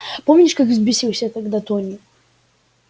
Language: Russian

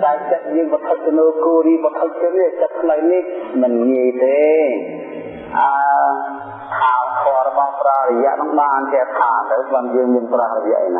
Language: Vietnamese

